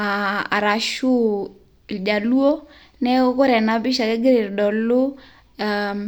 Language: Masai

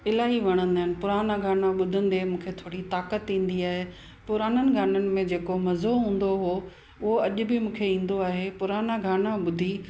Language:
Sindhi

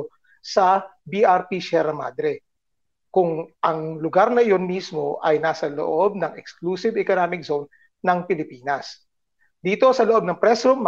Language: Filipino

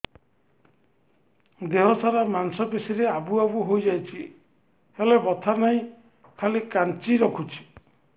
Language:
Odia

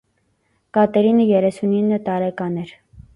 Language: Armenian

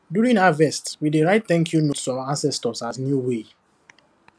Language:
Nigerian Pidgin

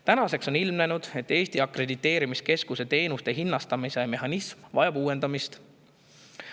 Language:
Estonian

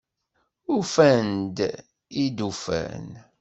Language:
Kabyle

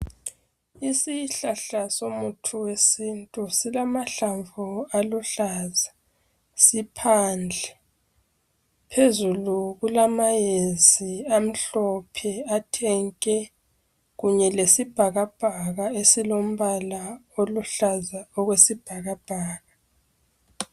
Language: North Ndebele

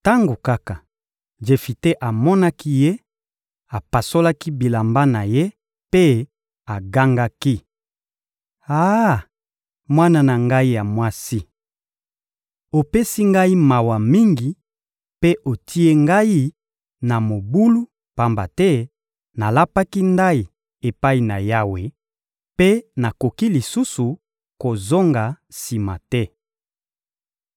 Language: Lingala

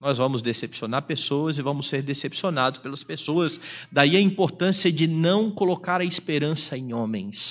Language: Portuguese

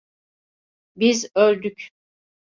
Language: Turkish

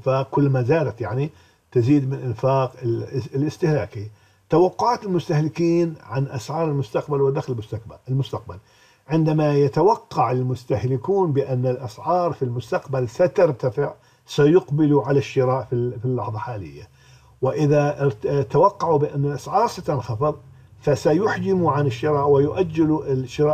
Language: Arabic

